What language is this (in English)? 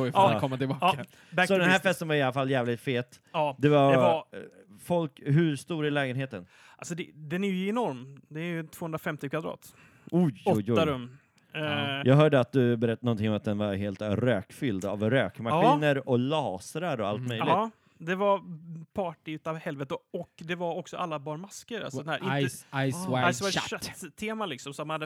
Swedish